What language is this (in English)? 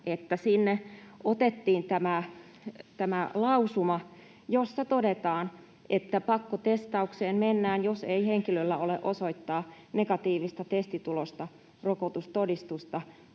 Finnish